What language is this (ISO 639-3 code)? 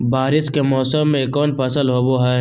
mag